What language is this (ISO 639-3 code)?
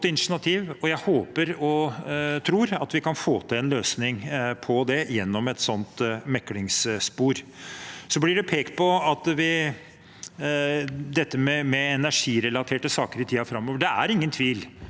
nor